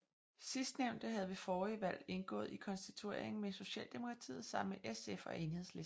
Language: Danish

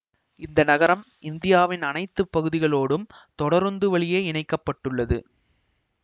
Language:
Tamil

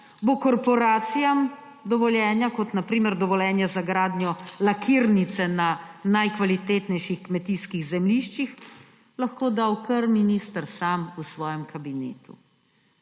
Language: Slovenian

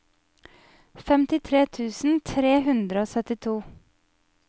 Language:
Norwegian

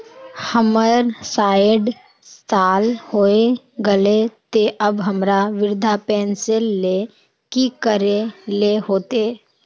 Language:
Magahi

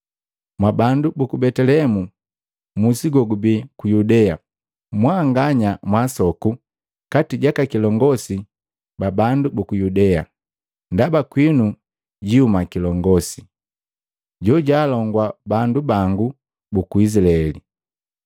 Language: Matengo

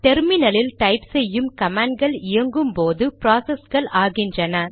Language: Tamil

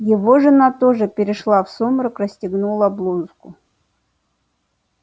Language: Russian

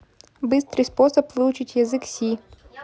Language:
Russian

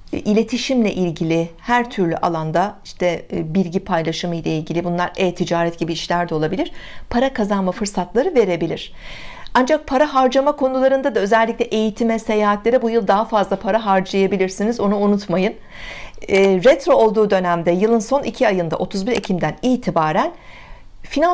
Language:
Turkish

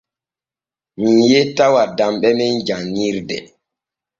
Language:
Borgu Fulfulde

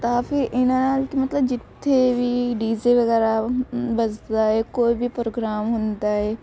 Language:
Punjabi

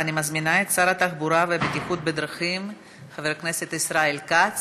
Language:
Hebrew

